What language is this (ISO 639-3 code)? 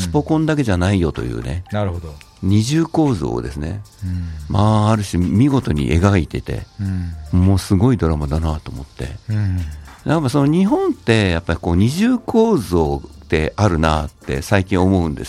jpn